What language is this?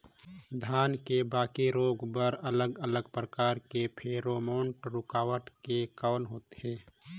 Chhattisgarhi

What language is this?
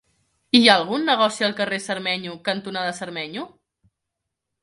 Catalan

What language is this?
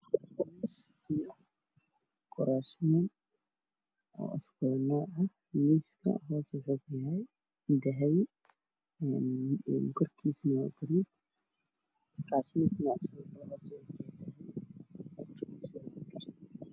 Somali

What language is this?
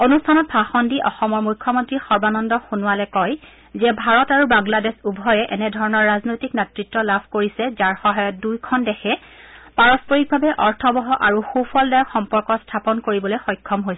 Assamese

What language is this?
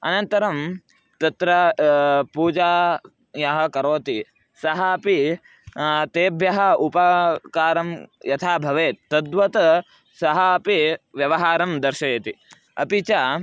Sanskrit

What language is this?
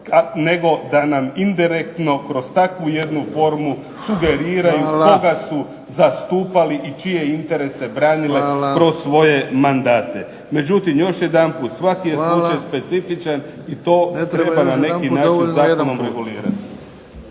Croatian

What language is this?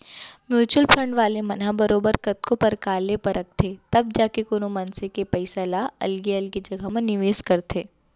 Chhattisgarhi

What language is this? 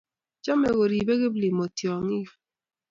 Kalenjin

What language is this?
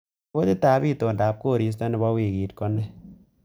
Kalenjin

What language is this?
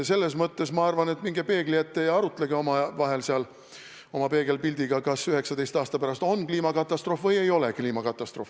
Estonian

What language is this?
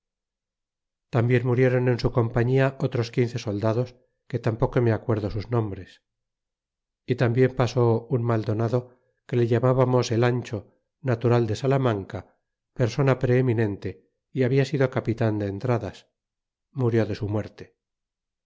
Spanish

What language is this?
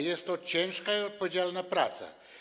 Polish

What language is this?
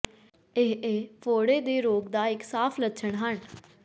Punjabi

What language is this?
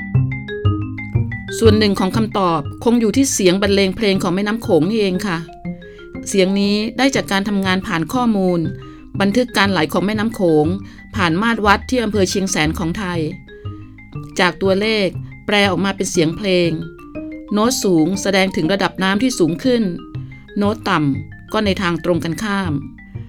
Thai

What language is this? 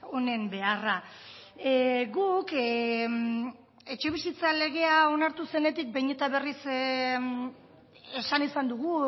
Basque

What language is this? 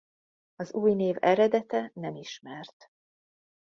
Hungarian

